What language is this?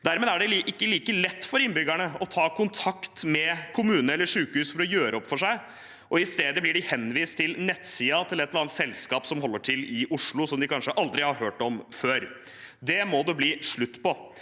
Norwegian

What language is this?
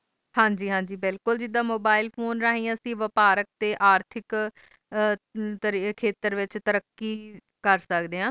Punjabi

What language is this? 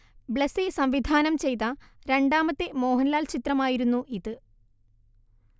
Malayalam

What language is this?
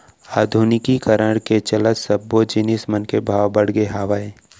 Chhattisgarhi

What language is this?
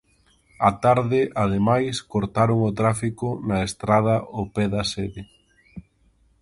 Galician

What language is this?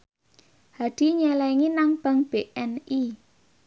Javanese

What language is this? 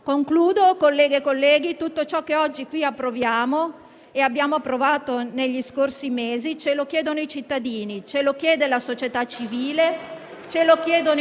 Italian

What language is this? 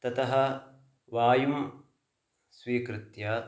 Sanskrit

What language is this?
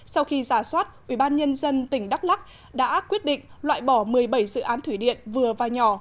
Vietnamese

